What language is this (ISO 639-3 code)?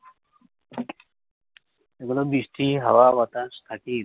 ben